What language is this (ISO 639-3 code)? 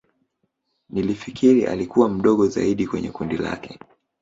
swa